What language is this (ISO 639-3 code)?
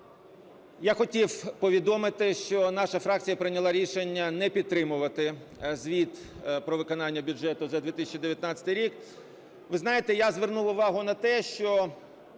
ukr